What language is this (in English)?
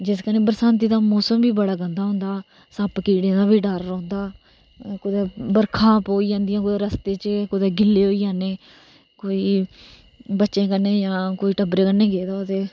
Dogri